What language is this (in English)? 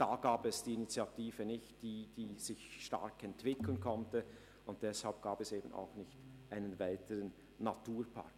Swiss German